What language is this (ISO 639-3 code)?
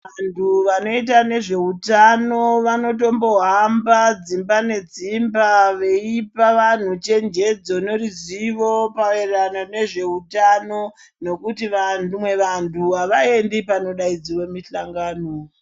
ndc